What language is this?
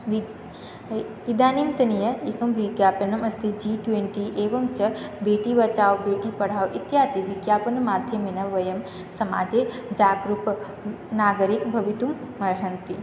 Sanskrit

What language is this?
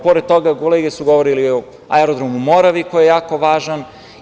Serbian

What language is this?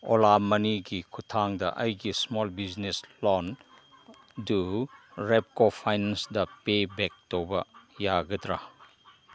Manipuri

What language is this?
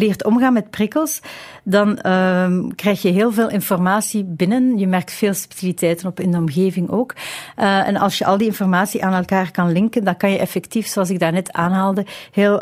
Dutch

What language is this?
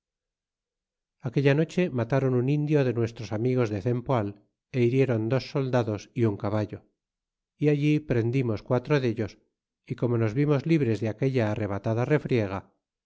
Spanish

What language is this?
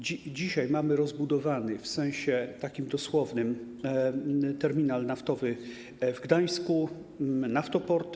Polish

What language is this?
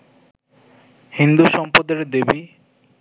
Bangla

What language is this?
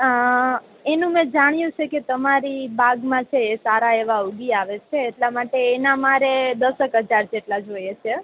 Gujarati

